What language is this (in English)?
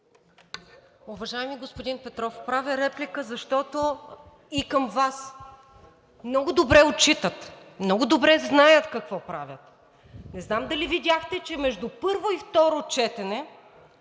Bulgarian